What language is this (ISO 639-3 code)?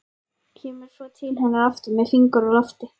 isl